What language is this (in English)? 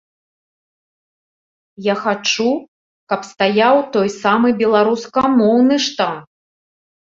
Belarusian